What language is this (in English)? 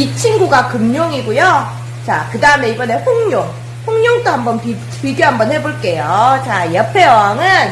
Korean